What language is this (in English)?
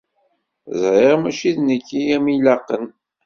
Kabyle